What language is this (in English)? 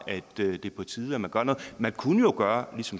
Danish